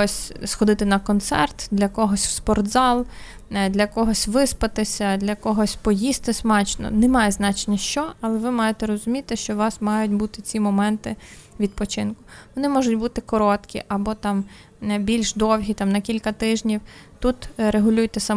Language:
Ukrainian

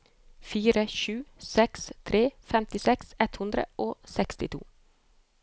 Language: Norwegian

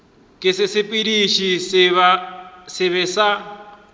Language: Northern Sotho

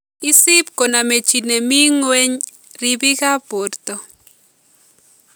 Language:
Kalenjin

